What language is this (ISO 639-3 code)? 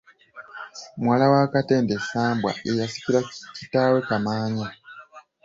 lug